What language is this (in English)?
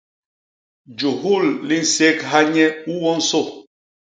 Basaa